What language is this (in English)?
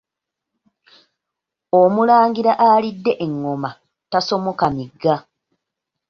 Ganda